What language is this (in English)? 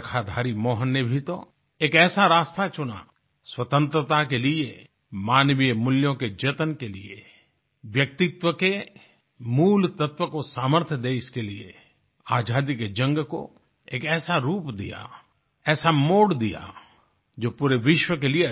Hindi